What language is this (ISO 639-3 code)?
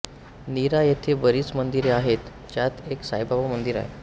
mar